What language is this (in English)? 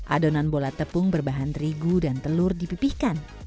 Indonesian